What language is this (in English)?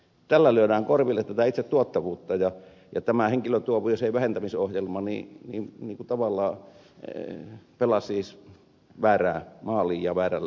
Finnish